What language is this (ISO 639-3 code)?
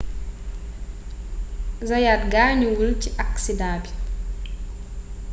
wol